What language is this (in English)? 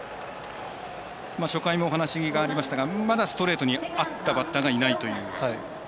Japanese